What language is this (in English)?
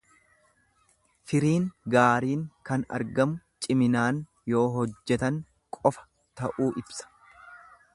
Oromo